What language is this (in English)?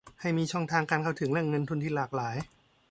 Thai